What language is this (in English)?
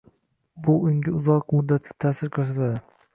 Uzbek